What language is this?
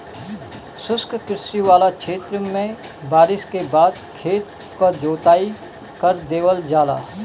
Bhojpuri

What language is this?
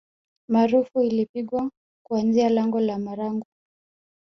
Swahili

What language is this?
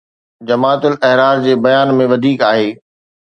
Sindhi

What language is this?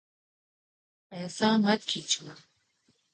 Urdu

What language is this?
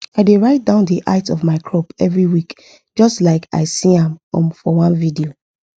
Nigerian Pidgin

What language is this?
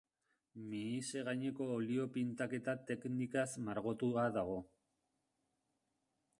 Basque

